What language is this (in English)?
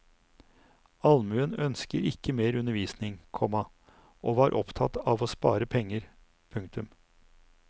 Norwegian